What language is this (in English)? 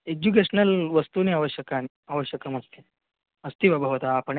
Sanskrit